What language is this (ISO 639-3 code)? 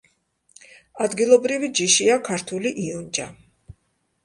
kat